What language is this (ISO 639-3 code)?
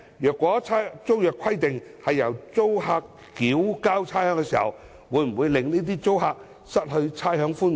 yue